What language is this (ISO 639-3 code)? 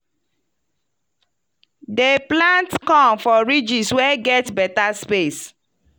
pcm